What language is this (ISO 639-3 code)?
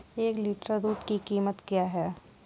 hin